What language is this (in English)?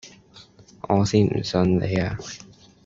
Cantonese